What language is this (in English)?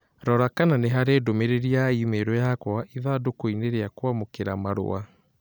Kikuyu